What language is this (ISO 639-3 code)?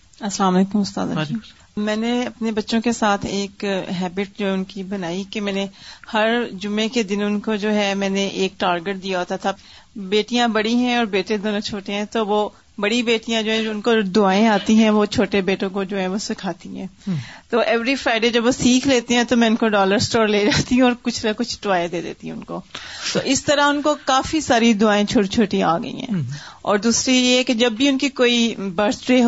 urd